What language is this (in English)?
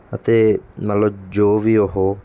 Punjabi